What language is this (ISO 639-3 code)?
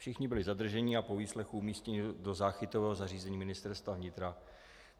ces